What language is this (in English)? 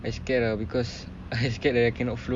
English